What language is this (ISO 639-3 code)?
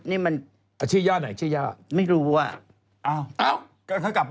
tha